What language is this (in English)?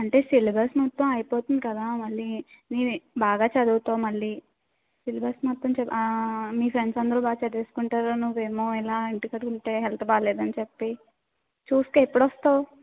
Telugu